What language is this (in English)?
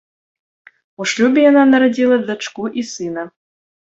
Belarusian